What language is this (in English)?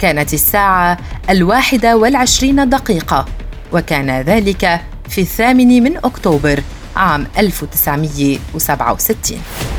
Arabic